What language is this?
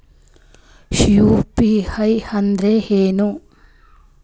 Kannada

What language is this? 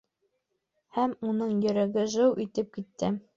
Bashkir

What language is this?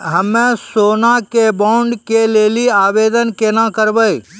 Maithili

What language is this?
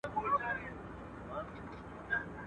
Pashto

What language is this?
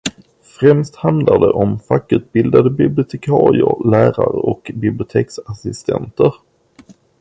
Swedish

